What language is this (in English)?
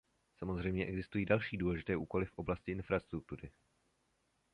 Czech